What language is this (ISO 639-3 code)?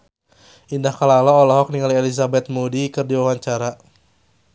sun